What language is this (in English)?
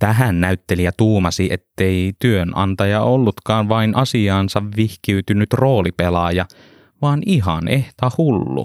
Finnish